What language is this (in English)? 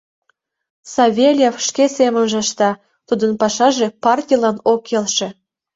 Mari